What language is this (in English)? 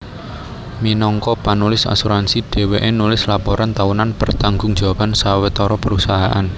Javanese